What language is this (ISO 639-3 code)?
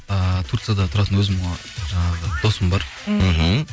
kaz